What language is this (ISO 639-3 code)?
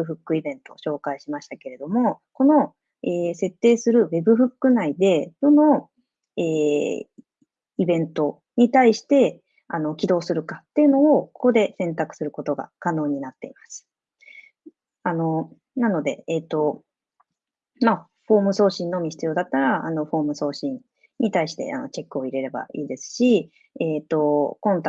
jpn